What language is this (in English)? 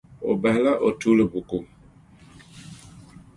Dagbani